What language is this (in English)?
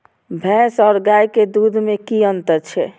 Maithili